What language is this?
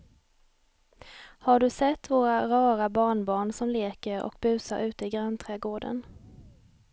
Swedish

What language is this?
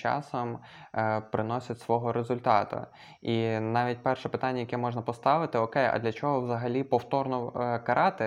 Ukrainian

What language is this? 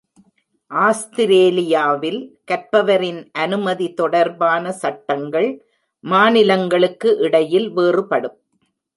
Tamil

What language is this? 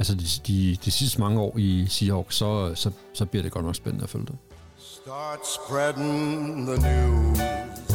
Danish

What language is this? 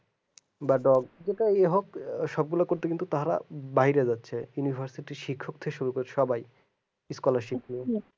Bangla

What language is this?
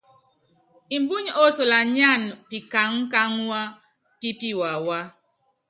Yangben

